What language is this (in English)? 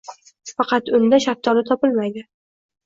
Uzbek